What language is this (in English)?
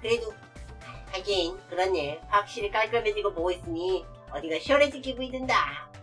Korean